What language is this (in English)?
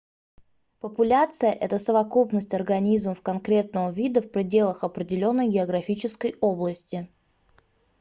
Russian